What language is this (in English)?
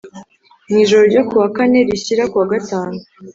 Kinyarwanda